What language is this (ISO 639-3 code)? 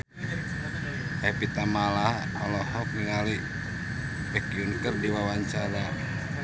sun